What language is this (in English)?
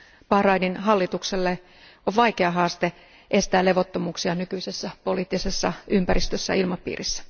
Finnish